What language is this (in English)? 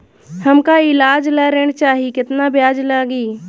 Bhojpuri